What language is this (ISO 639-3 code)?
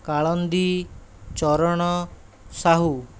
ori